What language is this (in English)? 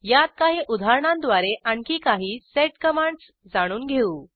Marathi